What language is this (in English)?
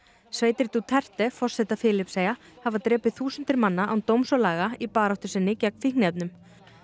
Icelandic